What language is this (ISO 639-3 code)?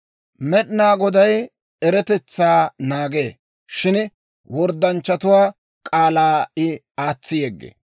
dwr